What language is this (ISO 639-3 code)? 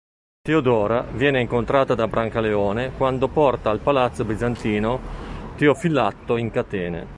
ita